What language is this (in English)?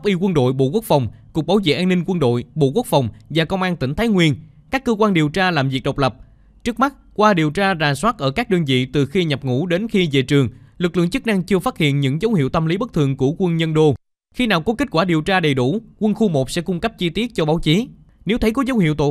Vietnamese